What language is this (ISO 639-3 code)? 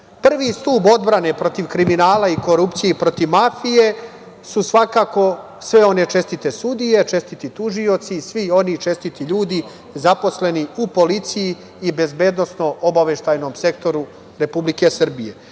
srp